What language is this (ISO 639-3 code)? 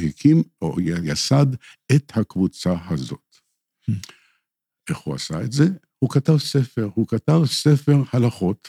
heb